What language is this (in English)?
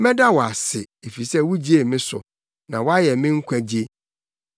Akan